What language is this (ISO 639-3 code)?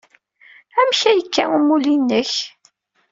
kab